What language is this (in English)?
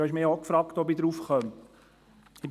Swiss German